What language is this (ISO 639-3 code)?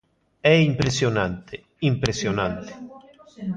glg